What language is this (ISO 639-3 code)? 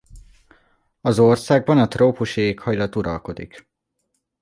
hun